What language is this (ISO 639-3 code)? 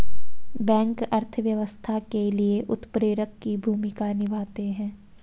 hin